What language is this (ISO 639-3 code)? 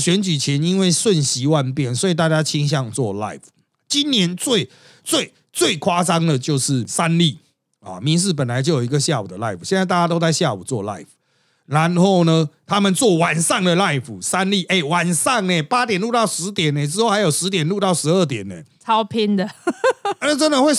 zho